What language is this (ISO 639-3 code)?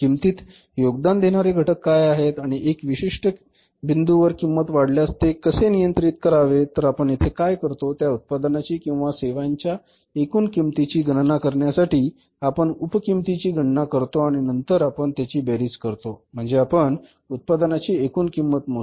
mar